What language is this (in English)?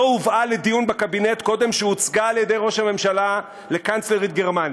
Hebrew